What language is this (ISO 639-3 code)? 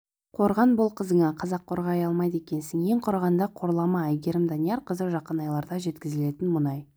kaz